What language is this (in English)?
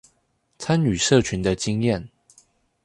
Chinese